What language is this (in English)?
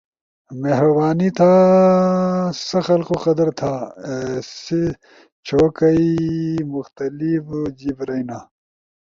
Ushojo